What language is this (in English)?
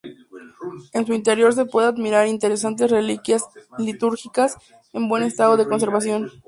Spanish